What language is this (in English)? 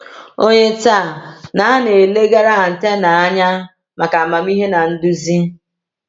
Igbo